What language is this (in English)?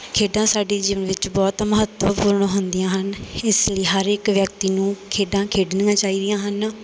Punjabi